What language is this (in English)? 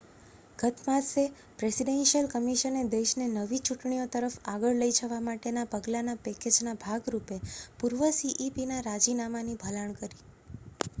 Gujarati